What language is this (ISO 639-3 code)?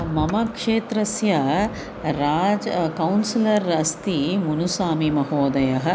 san